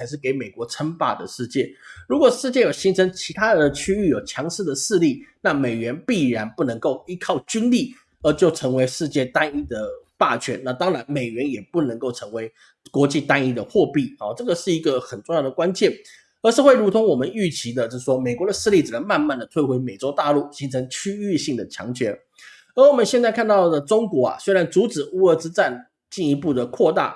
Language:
Chinese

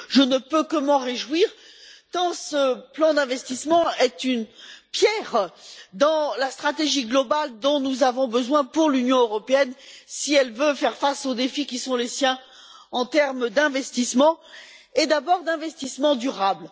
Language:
French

